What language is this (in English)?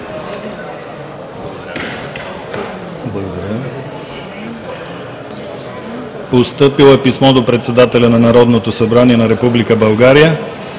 Bulgarian